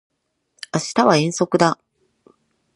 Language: Japanese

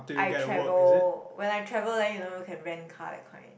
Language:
English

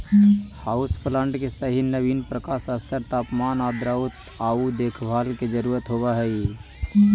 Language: Magahi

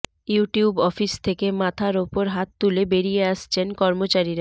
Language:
Bangla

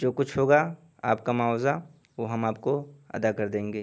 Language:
Urdu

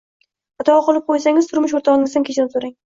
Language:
Uzbek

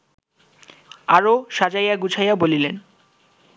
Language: Bangla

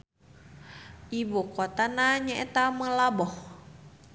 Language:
Sundanese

